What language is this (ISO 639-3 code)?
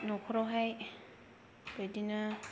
brx